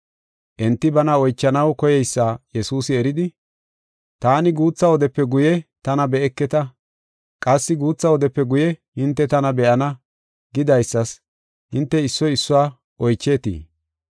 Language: Gofa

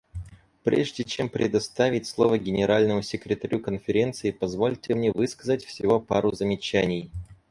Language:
Russian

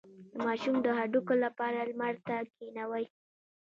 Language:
Pashto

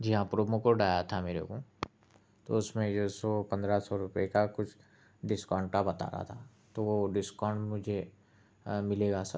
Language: Urdu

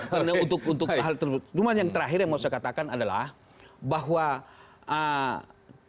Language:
Indonesian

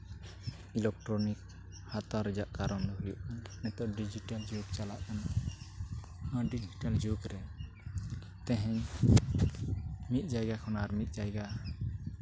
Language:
Santali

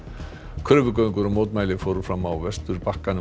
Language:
Icelandic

